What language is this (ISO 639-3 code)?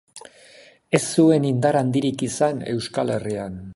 eus